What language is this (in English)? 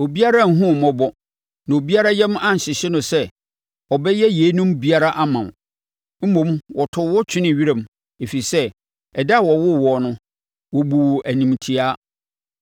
Akan